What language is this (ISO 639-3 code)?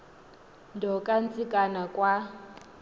xho